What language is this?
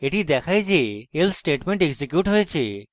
Bangla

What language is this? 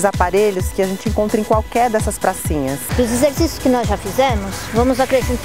Portuguese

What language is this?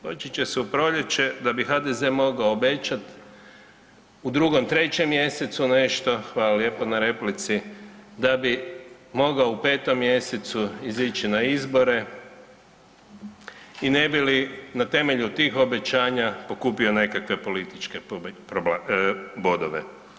Croatian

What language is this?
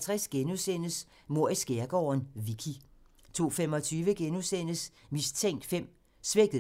Danish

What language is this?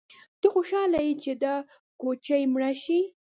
Pashto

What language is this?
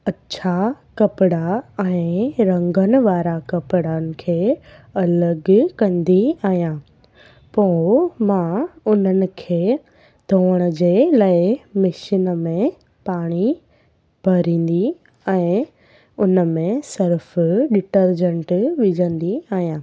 Sindhi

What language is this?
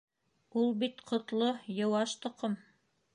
Bashkir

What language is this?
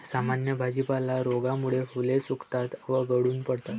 Marathi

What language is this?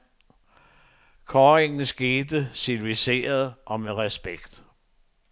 Danish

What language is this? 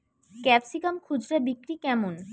Bangla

